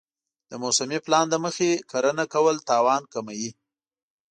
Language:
Pashto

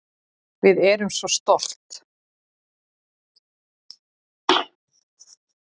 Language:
Icelandic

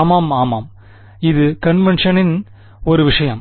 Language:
Tamil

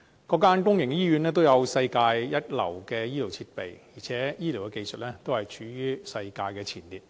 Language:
Cantonese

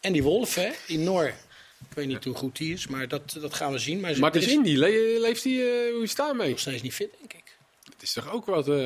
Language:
Dutch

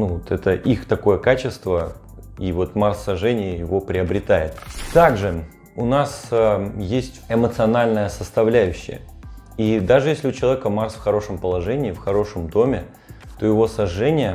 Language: Russian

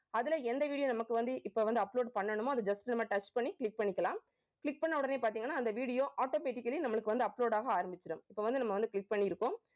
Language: Tamil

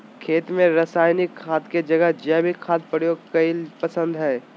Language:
Magahi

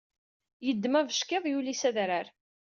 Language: Kabyle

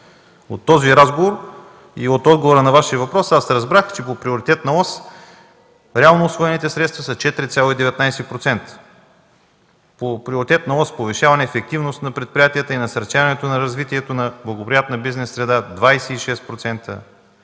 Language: Bulgarian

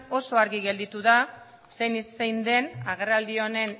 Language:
Basque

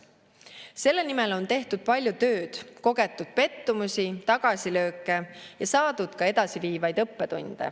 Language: Estonian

